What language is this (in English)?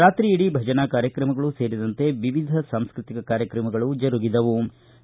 Kannada